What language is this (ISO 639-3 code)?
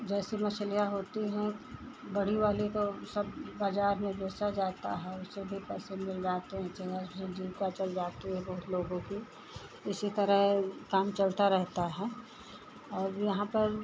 hin